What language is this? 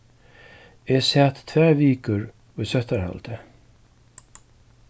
Faroese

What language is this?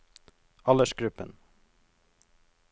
Norwegian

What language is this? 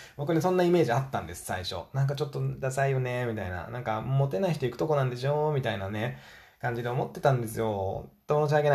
Japanese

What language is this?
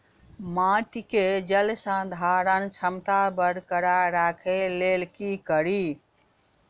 Maithili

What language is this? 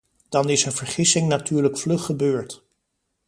Dutch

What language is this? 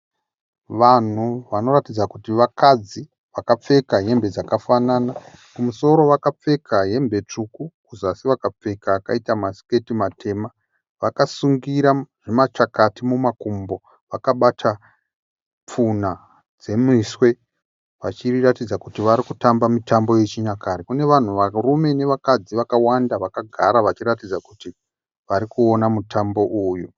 Shona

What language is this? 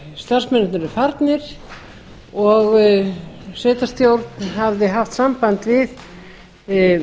Icelandic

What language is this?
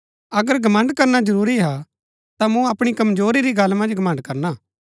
Gaddi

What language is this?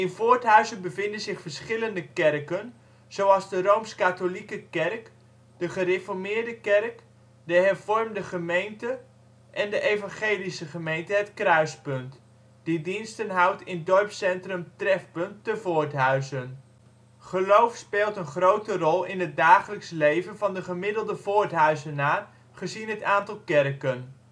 Dutch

